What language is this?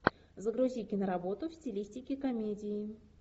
Russian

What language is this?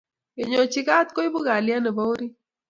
Kalenjin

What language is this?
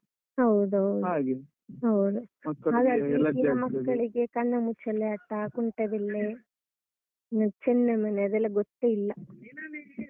Kannada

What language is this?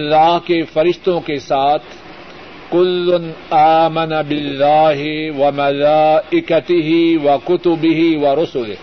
Urdu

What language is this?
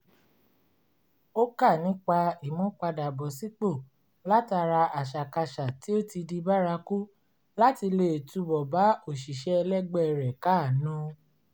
Yoruba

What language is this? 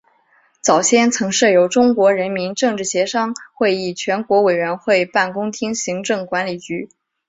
Chinese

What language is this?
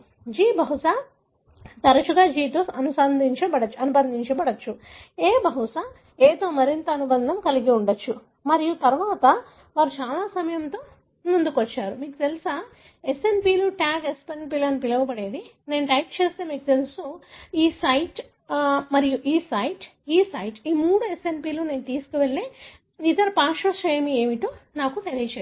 Telugu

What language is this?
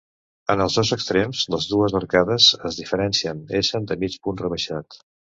Catalan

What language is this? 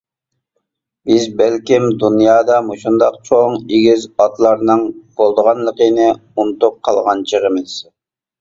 Uyghur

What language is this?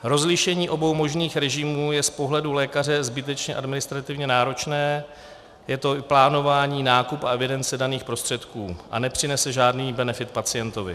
Czech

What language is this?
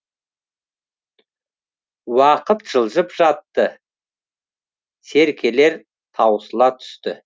Kazakh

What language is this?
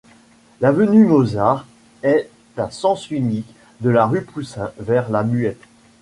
French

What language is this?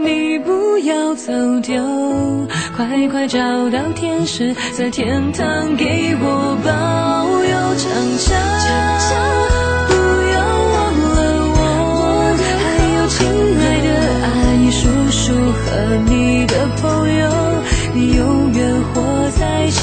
Chinese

